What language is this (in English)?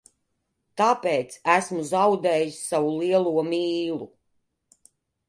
Latvian